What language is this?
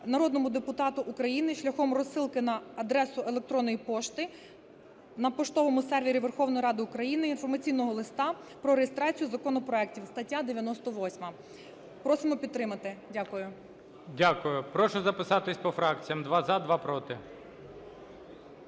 Ukrainian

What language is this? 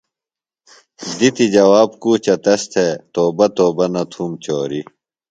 Phalura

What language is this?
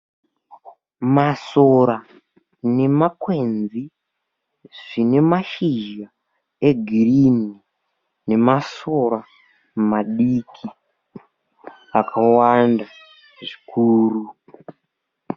Shona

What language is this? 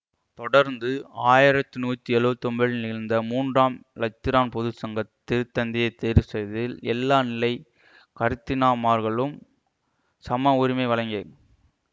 Tamil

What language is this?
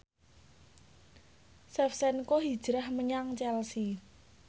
Javanese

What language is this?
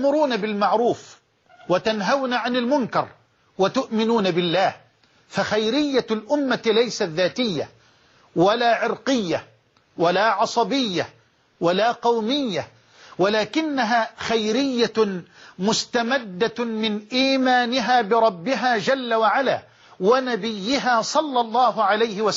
Arabic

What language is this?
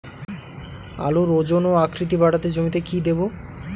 Bangla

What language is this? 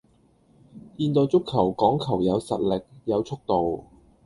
Cantonese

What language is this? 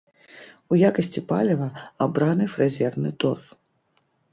Belarusian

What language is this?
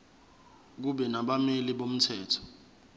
Zulu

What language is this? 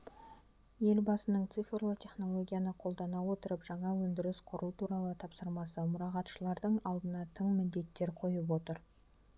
Kazakh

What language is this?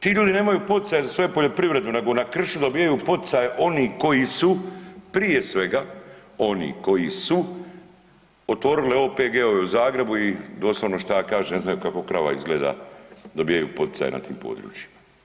Croatian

